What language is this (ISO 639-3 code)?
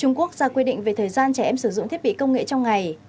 vie